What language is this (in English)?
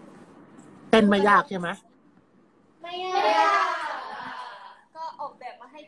Thai